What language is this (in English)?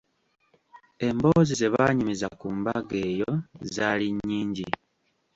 Ganda